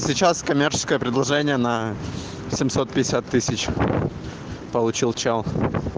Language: Russian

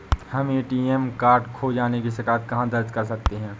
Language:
Hindi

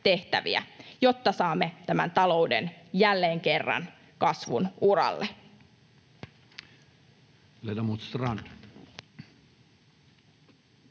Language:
Finnish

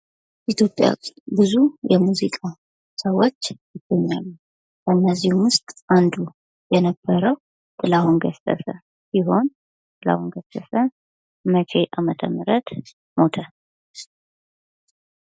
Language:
Amharic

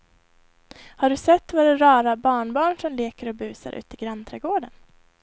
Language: Swedish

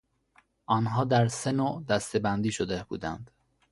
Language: Persian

